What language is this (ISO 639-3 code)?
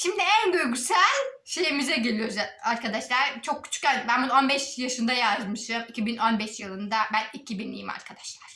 tur